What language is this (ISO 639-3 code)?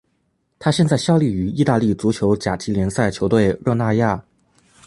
zho